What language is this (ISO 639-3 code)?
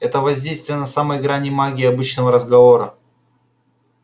rus